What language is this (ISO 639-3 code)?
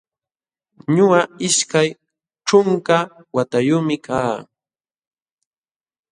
qxw